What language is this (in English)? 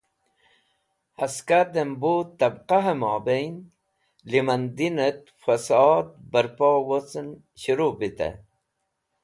Wakhi